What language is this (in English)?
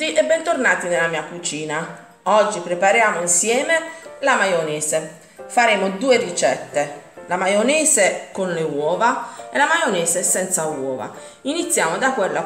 Italian